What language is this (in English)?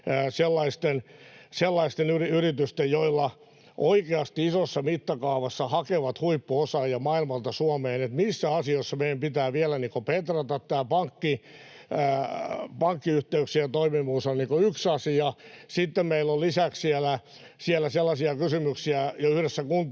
Finnish